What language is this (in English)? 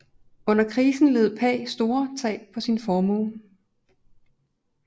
Danish